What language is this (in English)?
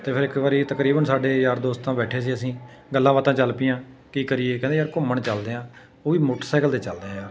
Punjabi